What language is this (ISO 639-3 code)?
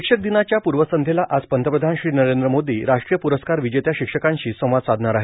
mar